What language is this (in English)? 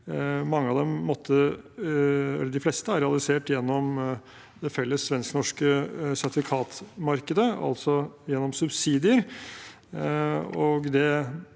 Norwegian